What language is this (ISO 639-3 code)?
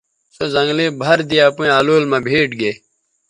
btv